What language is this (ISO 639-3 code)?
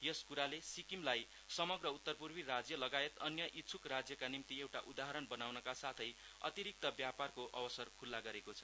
nep